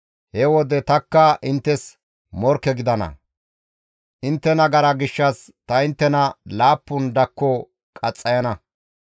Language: Gamo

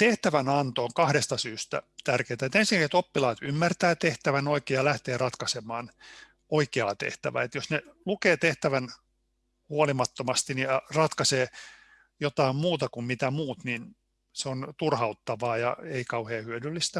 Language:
Finnish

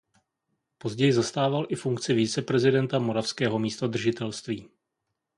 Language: Czech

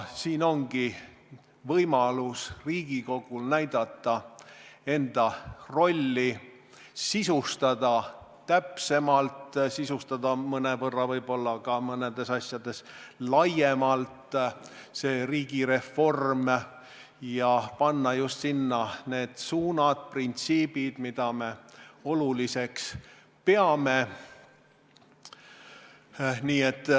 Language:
Estonian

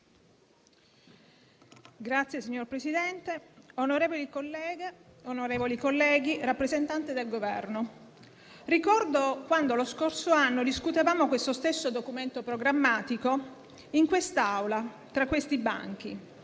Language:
Italian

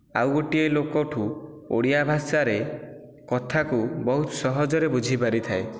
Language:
Odia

